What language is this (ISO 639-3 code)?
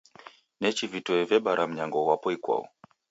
dav